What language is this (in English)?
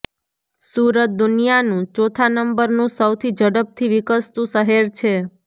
Gujarati